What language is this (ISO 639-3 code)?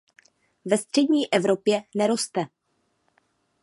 ces